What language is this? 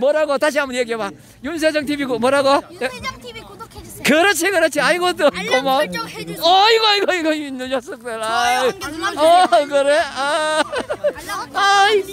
Korean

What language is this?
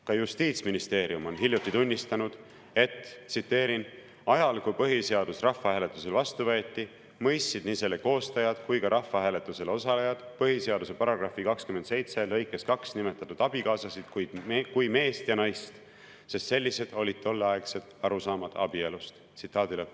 Estonian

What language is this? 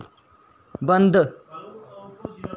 Dogri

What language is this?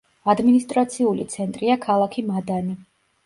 Georgian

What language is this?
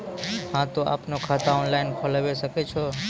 Maithili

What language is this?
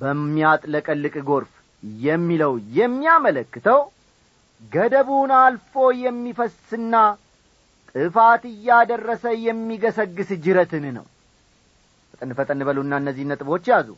Amharic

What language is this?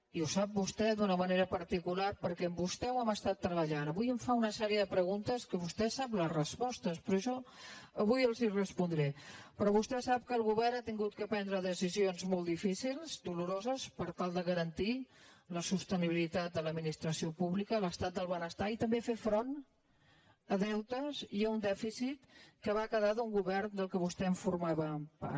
Catalan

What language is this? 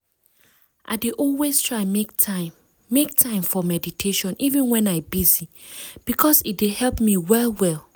Nigerian Pidgin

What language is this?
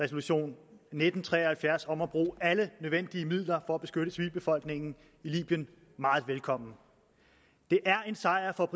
Danish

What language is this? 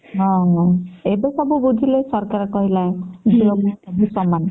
Odia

